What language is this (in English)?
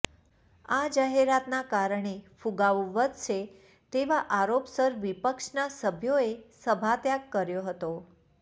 Gujarati